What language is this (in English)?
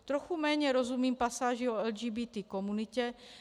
Czech